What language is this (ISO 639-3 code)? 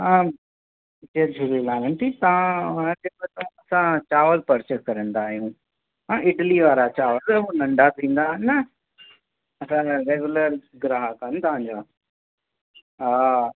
snd